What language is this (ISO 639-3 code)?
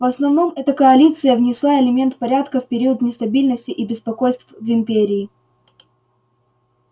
rus